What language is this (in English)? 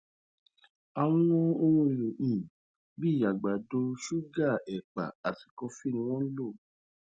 Yoruba